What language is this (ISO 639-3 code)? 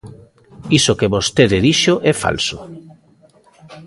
glg